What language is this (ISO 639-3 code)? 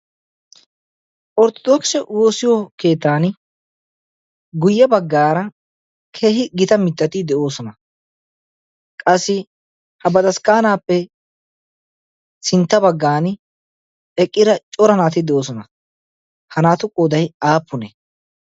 wal